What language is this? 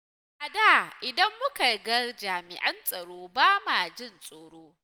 Hausa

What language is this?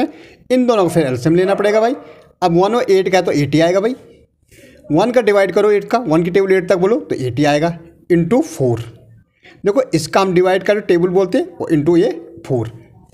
Hindi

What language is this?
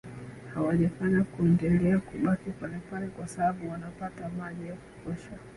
Swahili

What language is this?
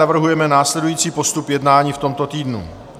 Czech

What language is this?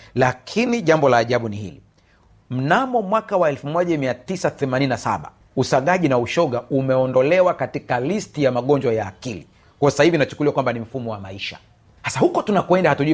Swahili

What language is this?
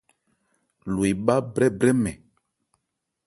Ebrié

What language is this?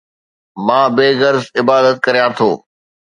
Sindhi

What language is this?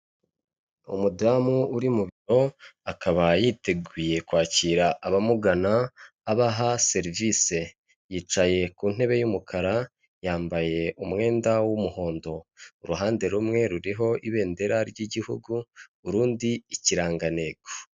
Kinyarwanda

